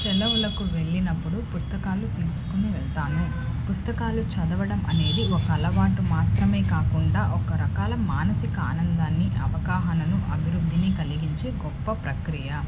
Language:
Telugu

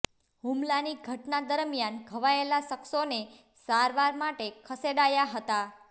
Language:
Gujarati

